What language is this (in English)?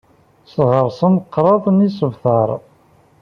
Kabyle